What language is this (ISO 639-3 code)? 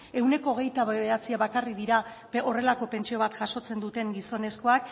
eus